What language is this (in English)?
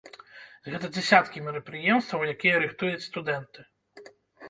Belarusian